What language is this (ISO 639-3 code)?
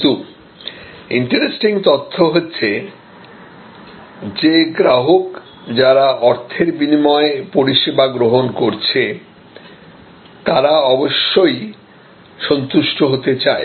ben